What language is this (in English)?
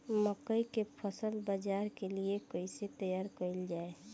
Bhojpuri